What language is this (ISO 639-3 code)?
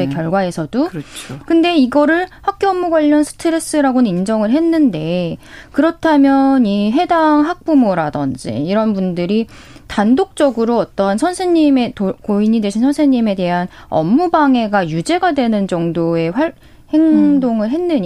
kor